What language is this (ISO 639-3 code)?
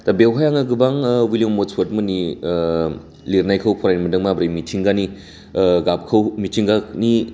brx